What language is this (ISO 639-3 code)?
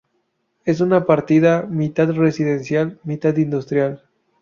spa